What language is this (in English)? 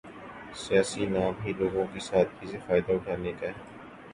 Urdu